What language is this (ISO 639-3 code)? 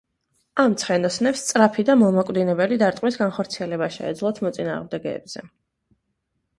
kat